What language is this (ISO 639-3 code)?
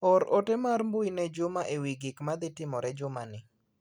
luo